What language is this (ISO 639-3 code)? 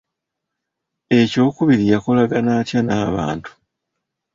lug